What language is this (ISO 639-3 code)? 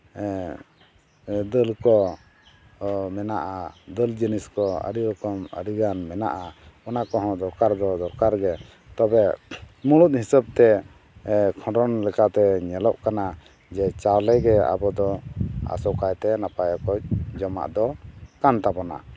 sat